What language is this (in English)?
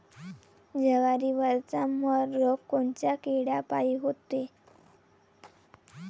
Marathi